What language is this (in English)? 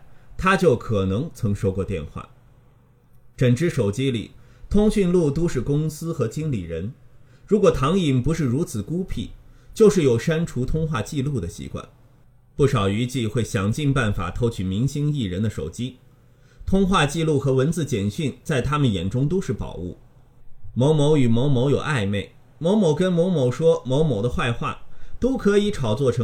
Chinese